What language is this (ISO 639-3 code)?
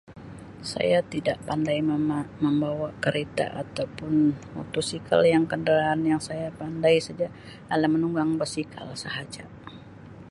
msi